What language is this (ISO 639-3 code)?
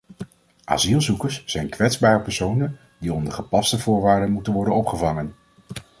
nld